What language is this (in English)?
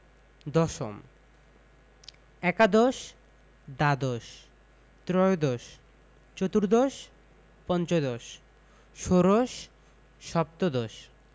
Bangla